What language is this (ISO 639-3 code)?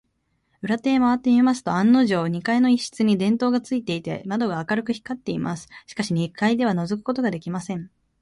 jpn